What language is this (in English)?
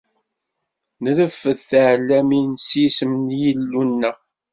Kabyle